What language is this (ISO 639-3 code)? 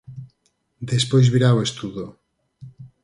glg